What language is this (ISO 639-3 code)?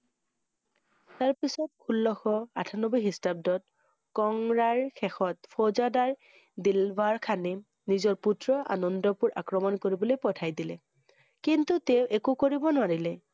asm